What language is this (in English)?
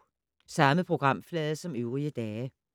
Danish